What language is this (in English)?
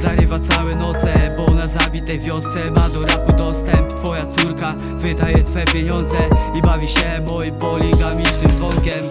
Polish